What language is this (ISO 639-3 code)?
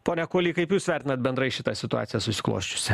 lit